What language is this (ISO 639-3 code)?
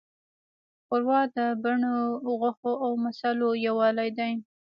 pus